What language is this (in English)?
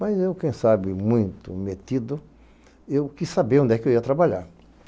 Portuguese